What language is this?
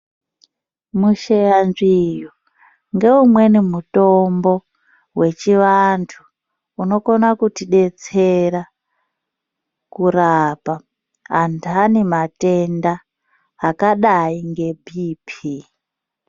Ndau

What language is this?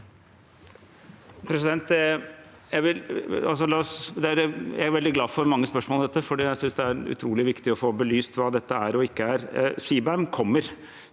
Norwegian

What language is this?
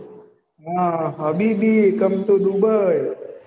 Gujarati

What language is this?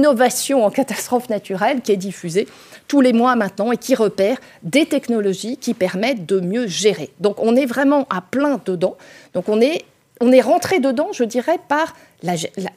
French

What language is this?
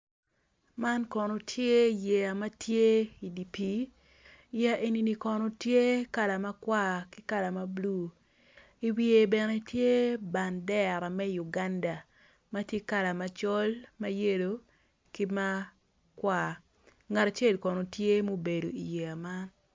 Acoli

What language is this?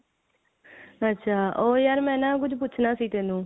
Punjabi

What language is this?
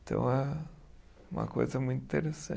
Portuguese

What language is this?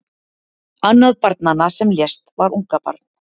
Icelandic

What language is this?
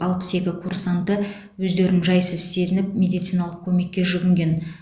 Kazakh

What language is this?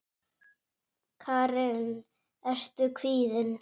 Icelandic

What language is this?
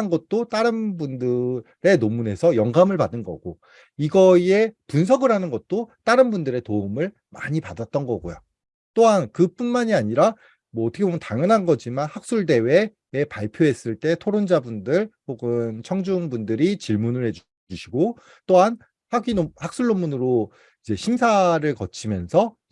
Korean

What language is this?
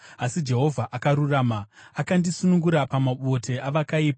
Shona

